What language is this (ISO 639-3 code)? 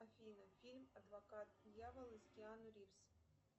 rus